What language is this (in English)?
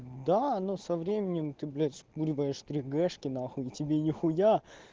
Russian